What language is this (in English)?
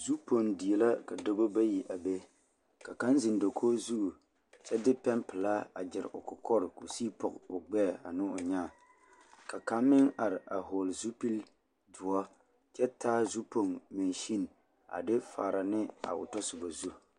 Southern Dagaare